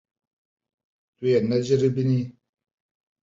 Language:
Kurdish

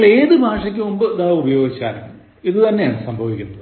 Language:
Malayalam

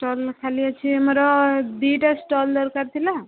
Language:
Odia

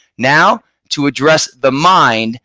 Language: English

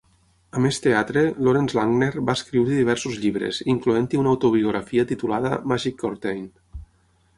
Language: Catalan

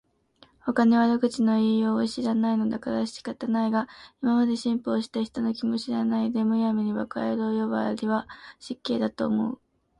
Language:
Japanese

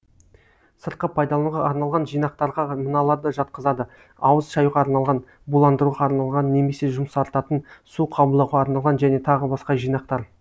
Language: Kazakh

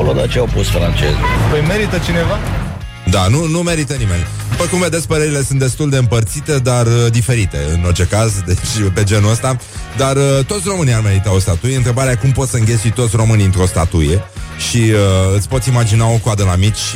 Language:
Romanian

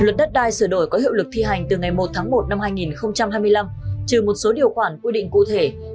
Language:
Vietnamese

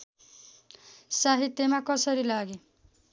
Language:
Nepali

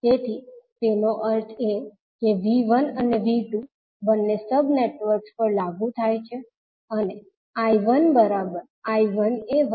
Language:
Gujarati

